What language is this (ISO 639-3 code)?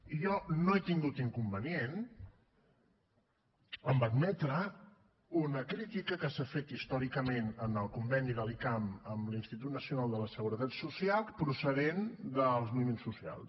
cat